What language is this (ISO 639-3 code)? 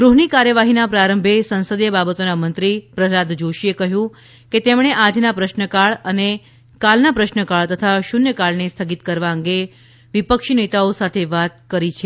guj